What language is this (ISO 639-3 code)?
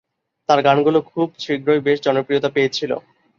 ben